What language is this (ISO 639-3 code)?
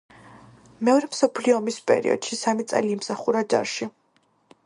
kat